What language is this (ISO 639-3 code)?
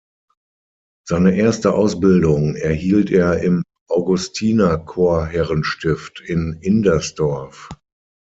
deu